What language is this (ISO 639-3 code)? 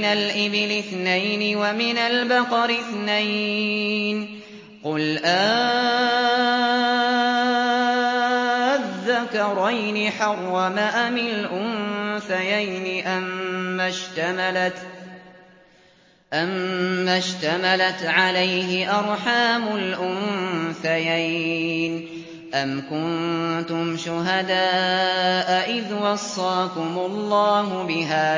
ara